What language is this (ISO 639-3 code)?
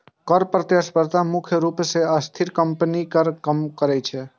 mai